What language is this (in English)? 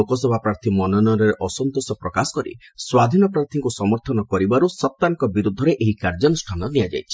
Odia